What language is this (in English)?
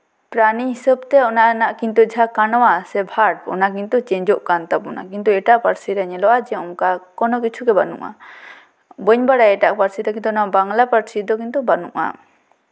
Santali